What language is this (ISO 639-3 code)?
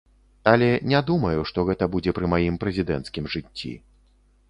bel